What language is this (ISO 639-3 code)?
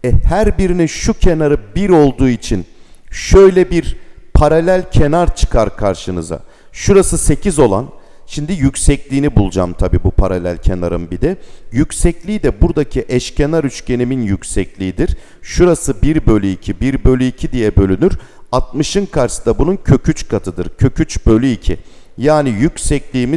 tur